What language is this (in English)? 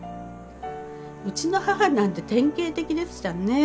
Japanese